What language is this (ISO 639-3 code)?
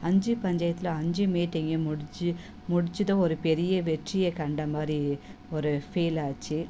tam